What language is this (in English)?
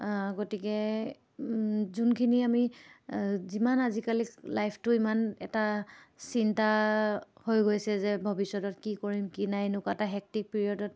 Assamese